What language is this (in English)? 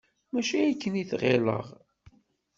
Kabyle